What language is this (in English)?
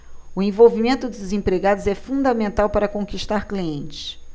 Portuguese